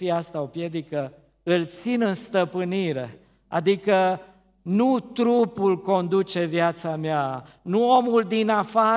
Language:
Romanian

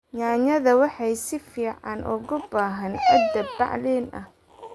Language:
Somali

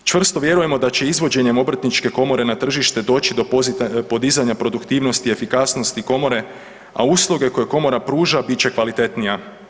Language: Croatian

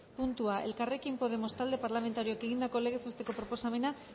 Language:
Basque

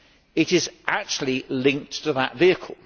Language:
English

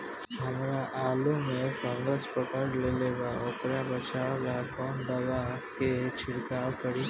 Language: Bhojpuri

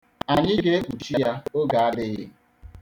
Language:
Igbo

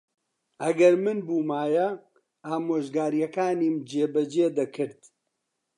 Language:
Central Kurdish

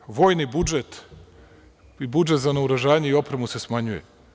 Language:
Serbian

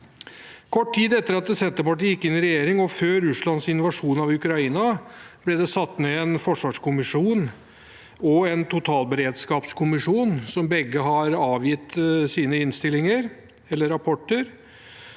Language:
Norwegian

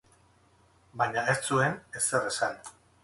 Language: Basque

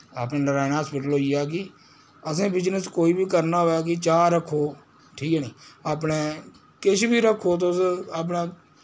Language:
Dogri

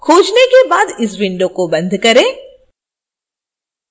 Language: Hindi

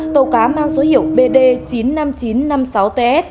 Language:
Vietnamese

